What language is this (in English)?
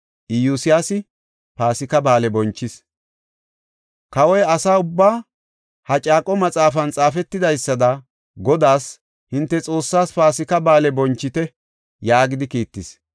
Gofa